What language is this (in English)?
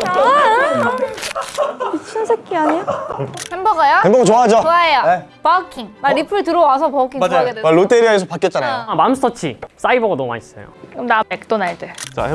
Korean